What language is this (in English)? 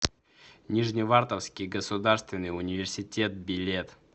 Russian